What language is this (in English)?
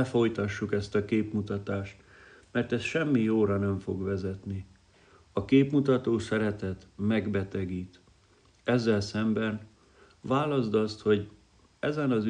Hungarian